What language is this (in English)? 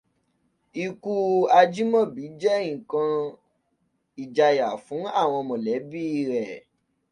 Yoruba